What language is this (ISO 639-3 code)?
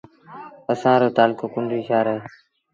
sbn